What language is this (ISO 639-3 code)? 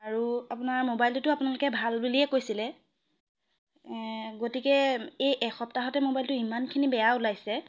asm